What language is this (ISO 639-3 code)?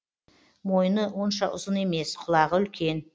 kaz